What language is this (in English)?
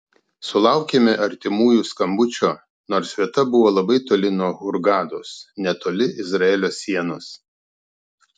Lithuanian